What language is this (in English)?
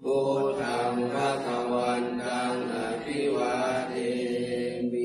Thai